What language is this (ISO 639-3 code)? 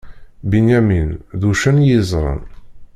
kab